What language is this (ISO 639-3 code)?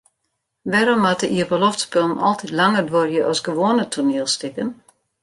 fry